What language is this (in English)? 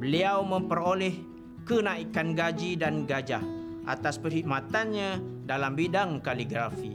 Malay